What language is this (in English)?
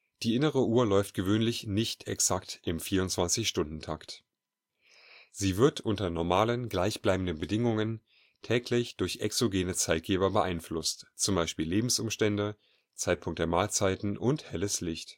German